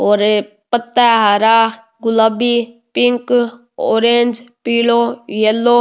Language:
Rajasthani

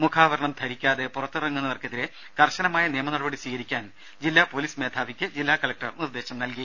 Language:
Malayalam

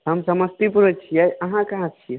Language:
Maithili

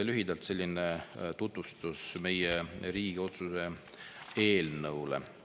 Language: Estonian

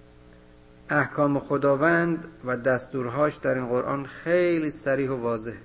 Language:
Persian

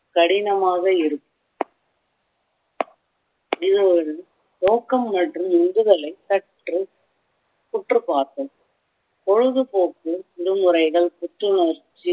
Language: Tamil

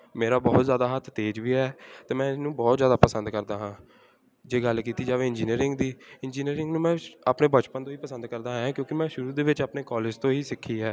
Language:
Punjabi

